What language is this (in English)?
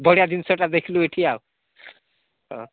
Odia